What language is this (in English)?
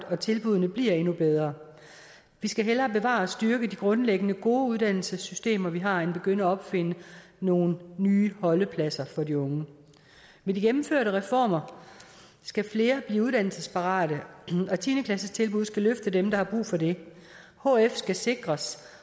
Danish